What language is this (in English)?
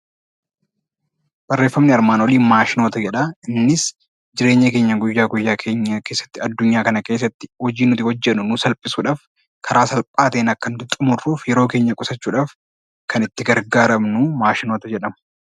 Oromo